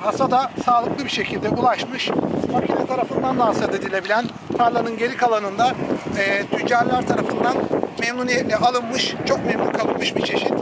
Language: Turkish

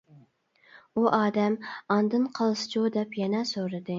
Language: Uyghur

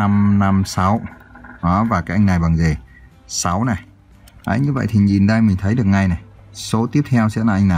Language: Vietnamese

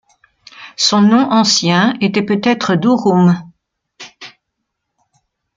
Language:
French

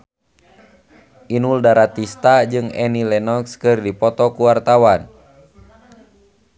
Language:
Sundanese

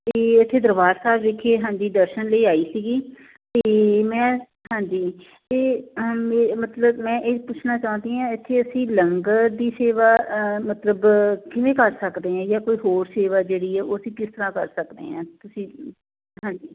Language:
Punjabi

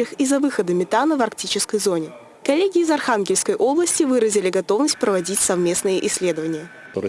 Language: Russian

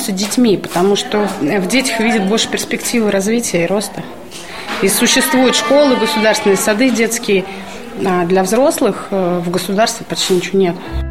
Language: Russian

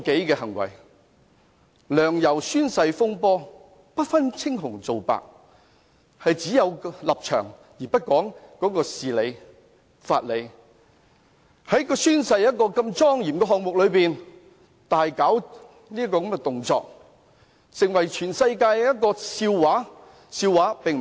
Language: Cantonese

